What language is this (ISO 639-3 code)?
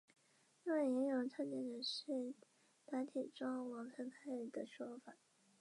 zho